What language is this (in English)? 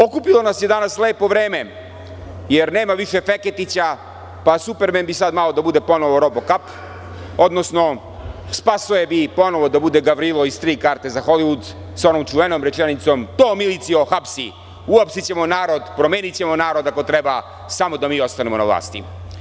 Serbian